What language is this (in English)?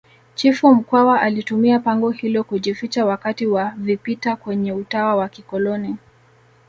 Swahili